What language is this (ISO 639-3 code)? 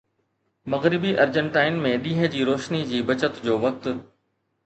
snd